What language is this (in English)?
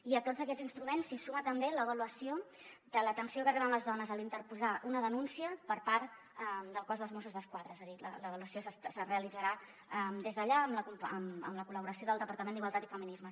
Catalan